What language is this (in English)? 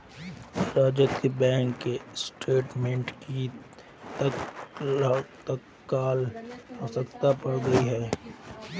Hindi